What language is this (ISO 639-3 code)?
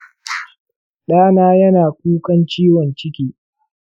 hau